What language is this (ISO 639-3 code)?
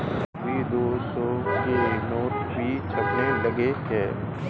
hin